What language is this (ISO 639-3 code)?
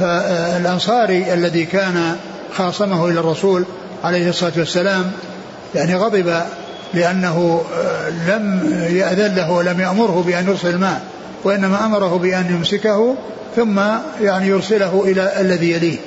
ara